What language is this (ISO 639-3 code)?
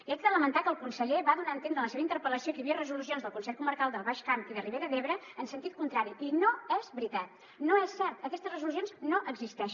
cat